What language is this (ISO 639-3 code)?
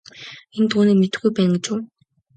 mon